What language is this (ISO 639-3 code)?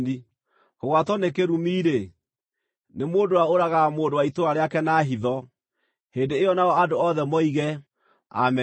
kik